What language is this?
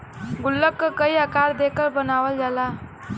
Bhojpuri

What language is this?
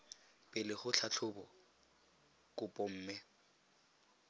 Tswana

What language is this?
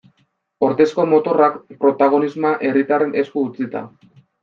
Basque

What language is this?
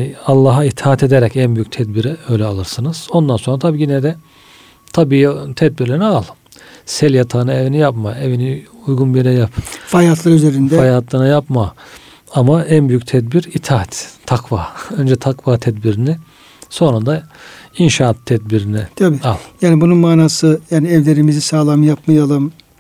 Turkish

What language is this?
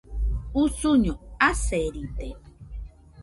Nüpode Huitoto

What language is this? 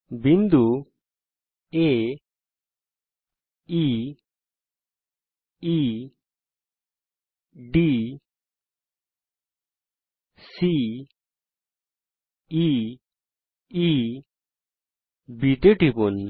Bangla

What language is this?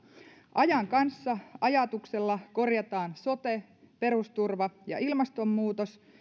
Finnish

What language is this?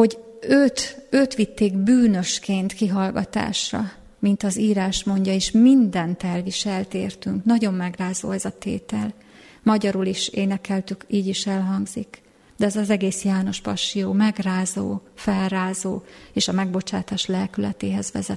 Hungarian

